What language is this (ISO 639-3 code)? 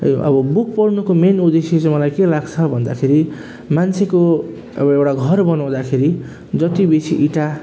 nep